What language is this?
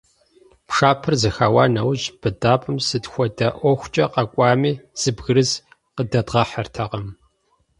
Kabardian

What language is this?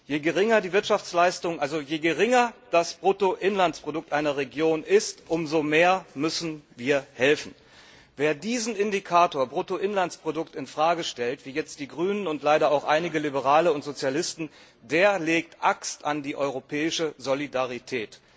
German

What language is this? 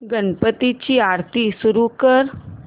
Marathi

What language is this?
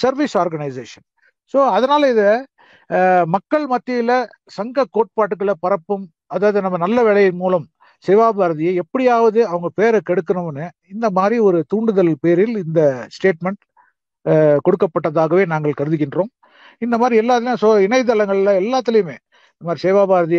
Tamil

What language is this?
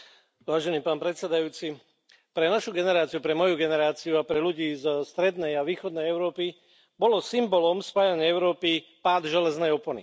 Slovak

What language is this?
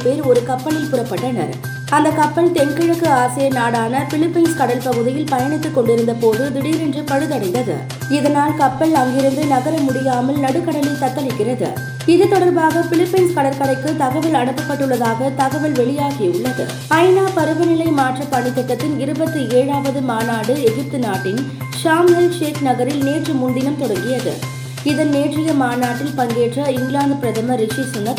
Tamil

